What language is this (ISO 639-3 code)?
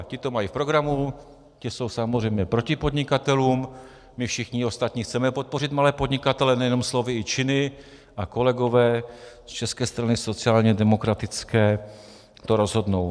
ces